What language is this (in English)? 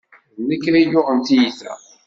Kabyle